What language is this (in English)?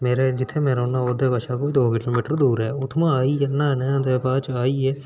Dogri